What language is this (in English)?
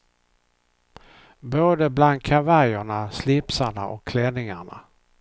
Swedish